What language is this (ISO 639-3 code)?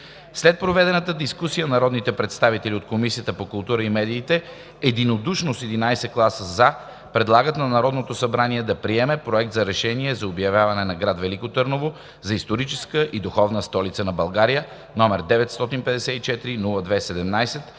bul